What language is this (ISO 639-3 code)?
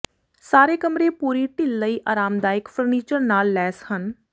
pan